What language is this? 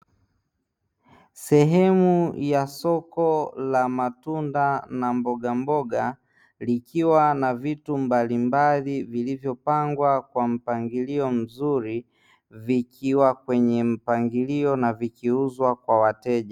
Swahili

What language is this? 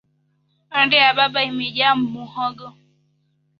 Swahili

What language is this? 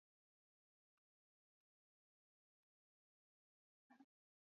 Swahili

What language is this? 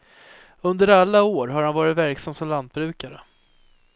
Swedish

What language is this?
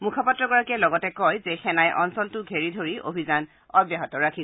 Assamese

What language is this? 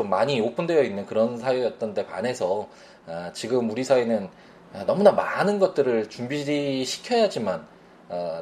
Korean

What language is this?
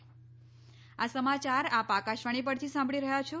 Gujarati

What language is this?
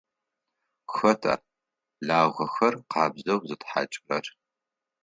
Adyghe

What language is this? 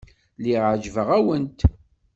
Kabyle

